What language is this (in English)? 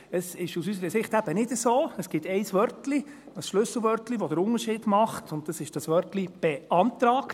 Swiss German